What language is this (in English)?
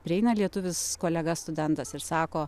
Lithuanian